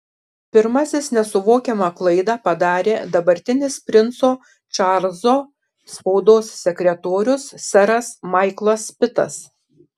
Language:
Lithuanian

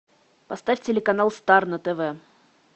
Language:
Russian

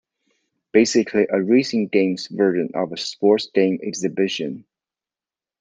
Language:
English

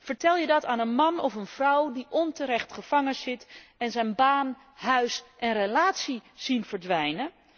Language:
Dutch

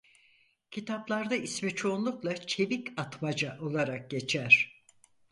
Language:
Turkish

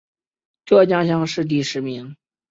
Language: Chinese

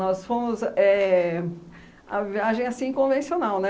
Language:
Portuguese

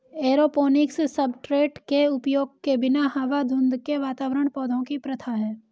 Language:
Hindi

